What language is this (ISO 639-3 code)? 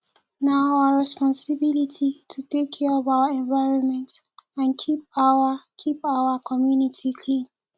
pcm